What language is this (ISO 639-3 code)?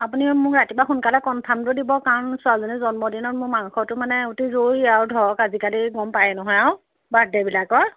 asm